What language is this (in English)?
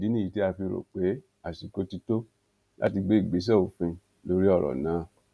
Yoruba